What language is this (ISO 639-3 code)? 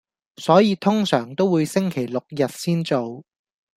yue